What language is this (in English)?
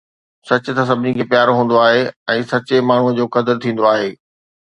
Sindhi